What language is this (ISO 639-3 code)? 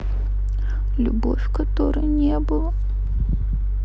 rus